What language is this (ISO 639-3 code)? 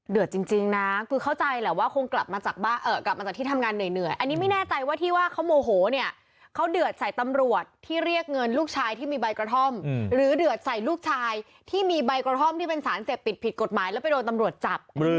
tha